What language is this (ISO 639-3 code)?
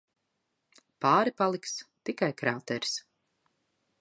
lav